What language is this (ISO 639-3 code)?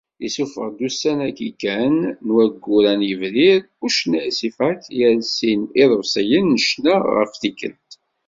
kab